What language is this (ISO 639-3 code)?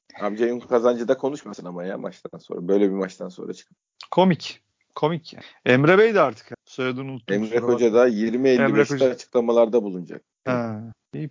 tur